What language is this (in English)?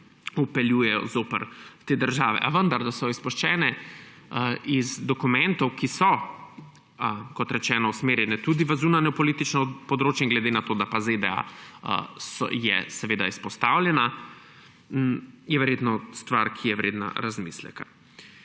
Slovenian